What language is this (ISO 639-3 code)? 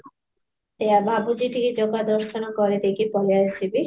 ori